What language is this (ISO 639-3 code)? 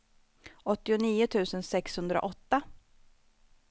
swe